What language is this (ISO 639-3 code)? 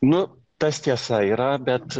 lit